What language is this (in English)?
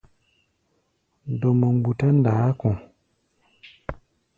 Gbaya